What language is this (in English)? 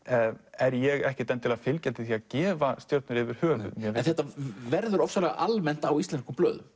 Icelandic